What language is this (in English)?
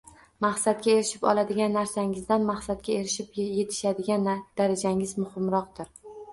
Uzbek